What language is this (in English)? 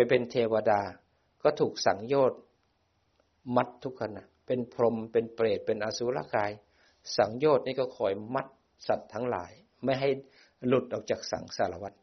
Thai